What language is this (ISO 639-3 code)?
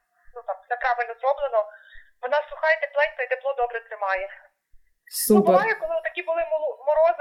ukr